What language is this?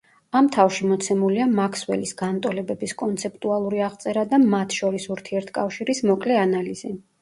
Georgian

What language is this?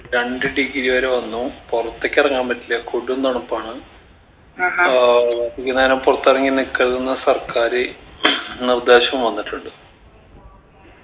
Malayalam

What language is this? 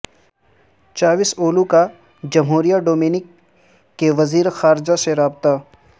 Urdu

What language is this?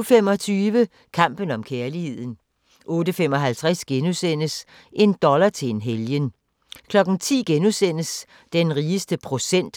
Danish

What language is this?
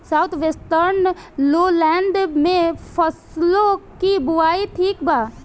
Bhojpuri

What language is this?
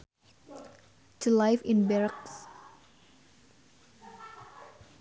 Sundanese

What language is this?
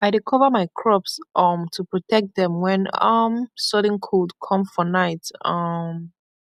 Nigerian Pidgin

